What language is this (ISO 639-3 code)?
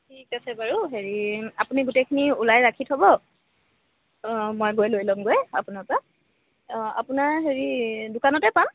asm